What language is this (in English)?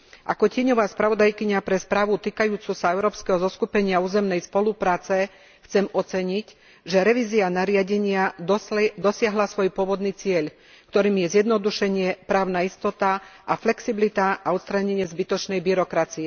Slovak